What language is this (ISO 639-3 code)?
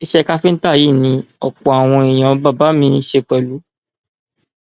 yor